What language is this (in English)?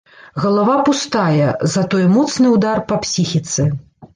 Belarusian